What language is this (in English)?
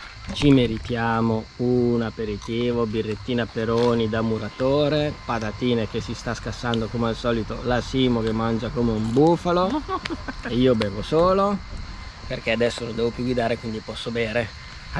Italian